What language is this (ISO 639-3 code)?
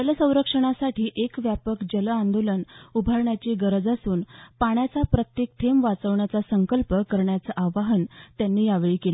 mar